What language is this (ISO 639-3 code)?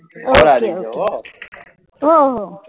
guj